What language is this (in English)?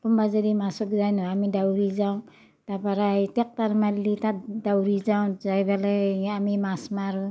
Assamese